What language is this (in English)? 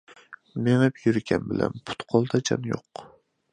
Uyghur